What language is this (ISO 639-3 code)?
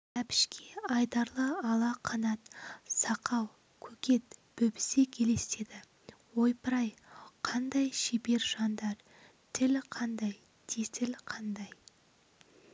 kaz